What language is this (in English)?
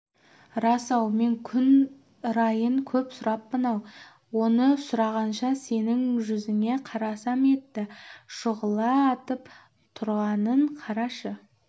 Kazakh